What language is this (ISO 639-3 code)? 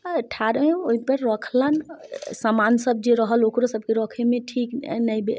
mai